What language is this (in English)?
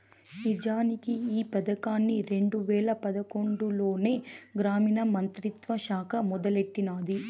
Telugu